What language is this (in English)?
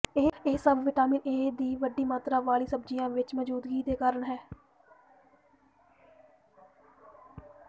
Punjabi